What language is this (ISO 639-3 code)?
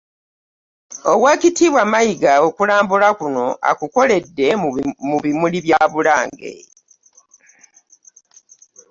lug